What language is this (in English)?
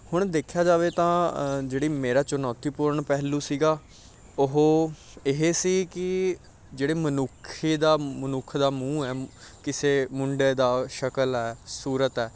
Punjabi